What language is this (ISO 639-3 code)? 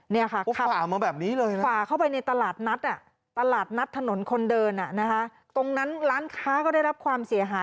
tha